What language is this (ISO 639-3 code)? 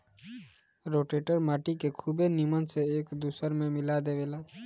bho